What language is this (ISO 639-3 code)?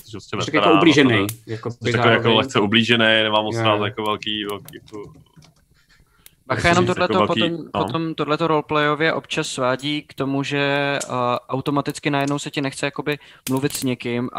ces